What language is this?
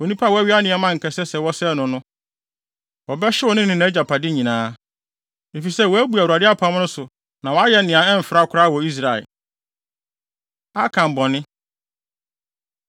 Akan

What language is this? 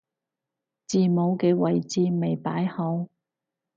Cantonese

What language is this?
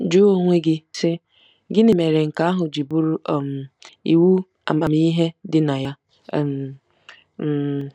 Igbo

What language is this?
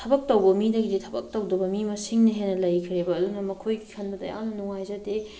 Manipuri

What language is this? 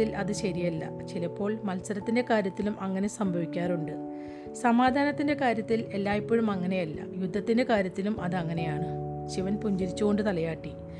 Malayalam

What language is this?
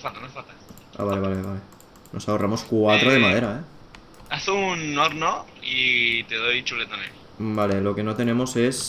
Spanish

